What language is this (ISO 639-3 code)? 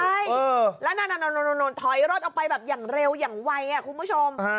tha